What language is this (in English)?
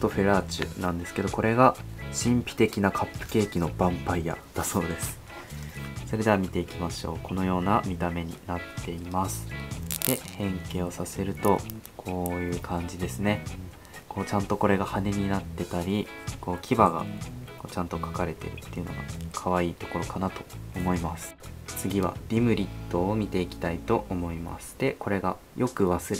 Japanese